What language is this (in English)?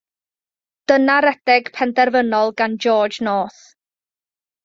Welsh